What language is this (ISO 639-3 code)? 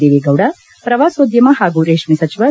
kan